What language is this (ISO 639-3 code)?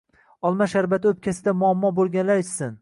uzb